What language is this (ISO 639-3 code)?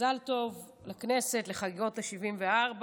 heb